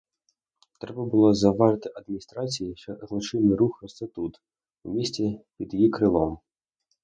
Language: Ukrainian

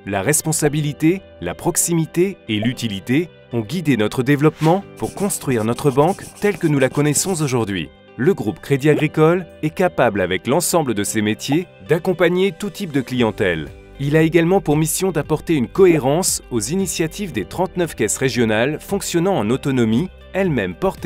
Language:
French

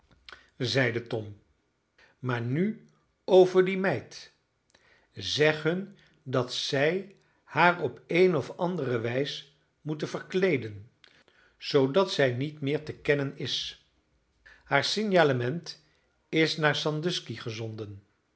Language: Dutch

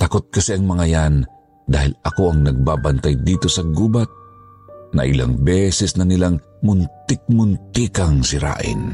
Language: Filipino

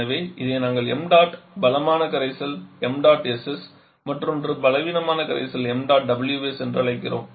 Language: Tamil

